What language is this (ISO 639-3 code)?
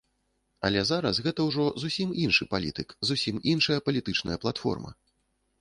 bel